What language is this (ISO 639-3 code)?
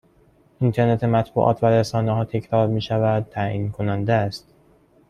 fas